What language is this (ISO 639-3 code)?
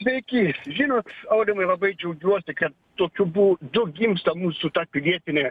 lit